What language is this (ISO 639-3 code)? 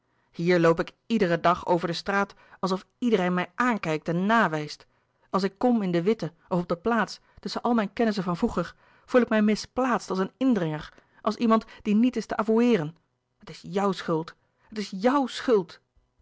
nld